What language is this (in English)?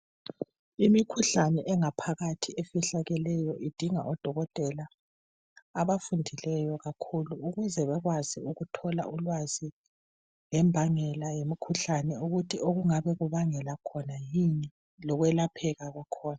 North Ndebele